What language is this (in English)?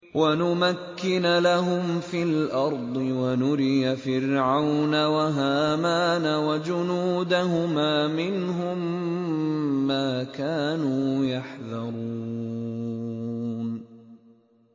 Arabic